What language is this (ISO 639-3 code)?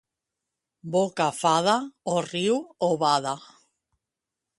cat